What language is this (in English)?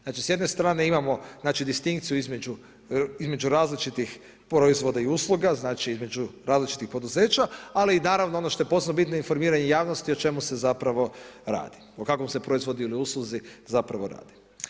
Croatian